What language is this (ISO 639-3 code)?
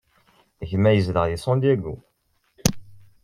kab